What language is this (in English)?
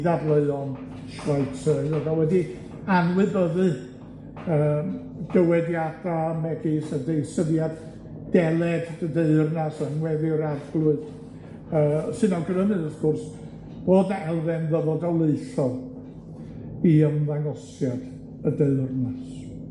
Welsh